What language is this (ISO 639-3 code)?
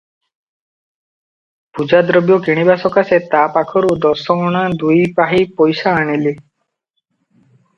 ori